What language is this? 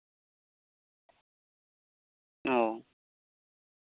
Santali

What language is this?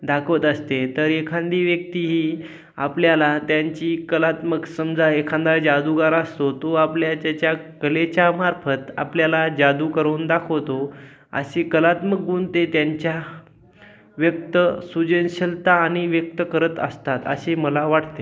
Marathi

